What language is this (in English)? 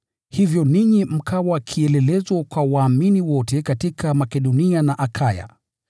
Swahili